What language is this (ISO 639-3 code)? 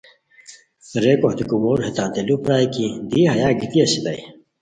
khw